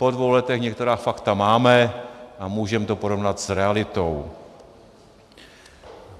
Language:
Czech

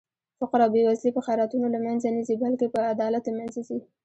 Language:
Pashto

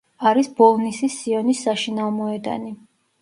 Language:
Georgian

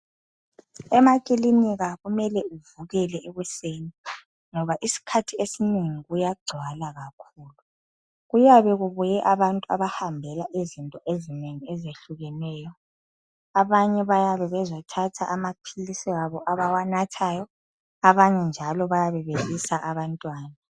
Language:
North Ndebele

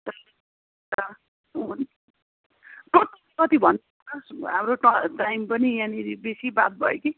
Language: Nepali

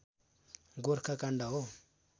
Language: Nepali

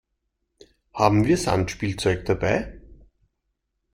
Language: German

